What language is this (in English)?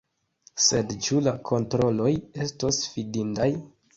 Esperanto